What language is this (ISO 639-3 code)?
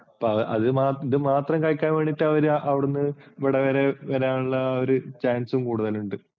mal